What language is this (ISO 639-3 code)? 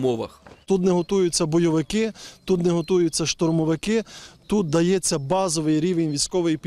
ukr